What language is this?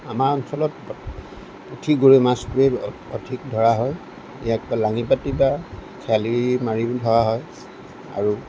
Assamese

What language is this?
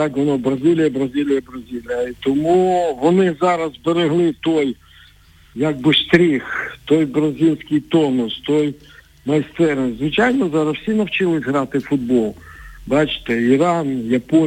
Ukrainian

